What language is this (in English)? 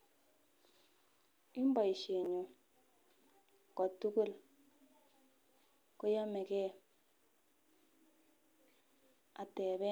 Kalenjin